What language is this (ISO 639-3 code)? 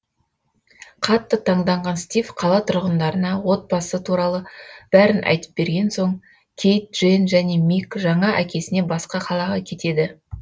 kaz